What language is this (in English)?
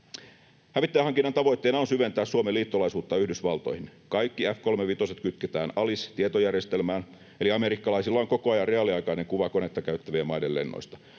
Finnish